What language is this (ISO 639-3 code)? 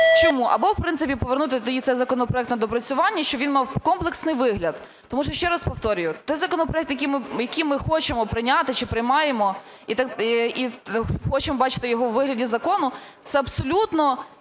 ukr